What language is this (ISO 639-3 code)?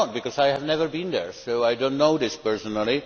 eng